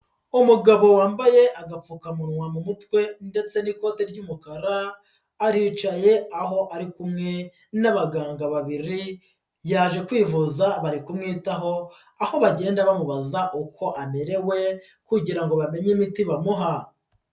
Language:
Kinyarwanda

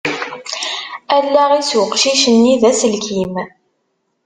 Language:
Kabyle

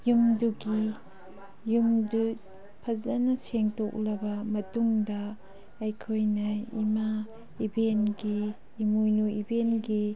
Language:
Manipuri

